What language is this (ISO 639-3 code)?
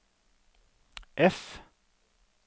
nor